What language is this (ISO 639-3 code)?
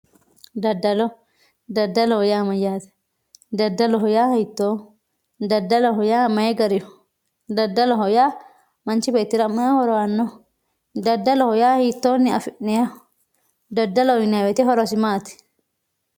sid